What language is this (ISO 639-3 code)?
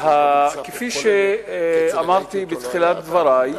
heb